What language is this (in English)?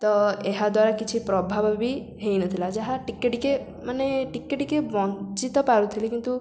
Odia